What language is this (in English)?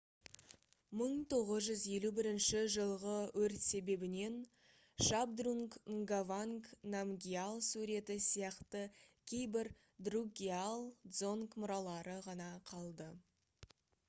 Kazakh